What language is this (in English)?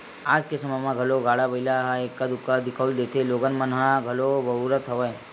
Chhattisgarhi